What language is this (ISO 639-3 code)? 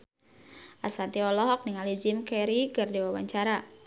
sun